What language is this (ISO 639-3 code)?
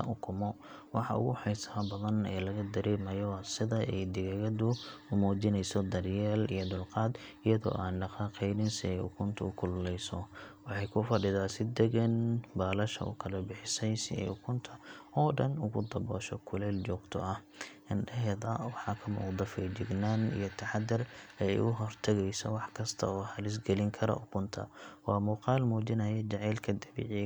som